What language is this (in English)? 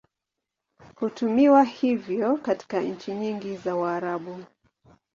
Swahili